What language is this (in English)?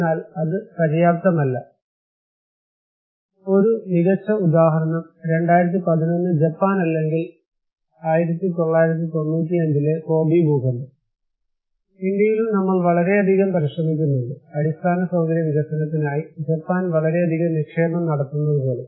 Malayalam